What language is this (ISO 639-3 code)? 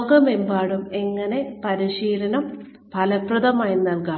mal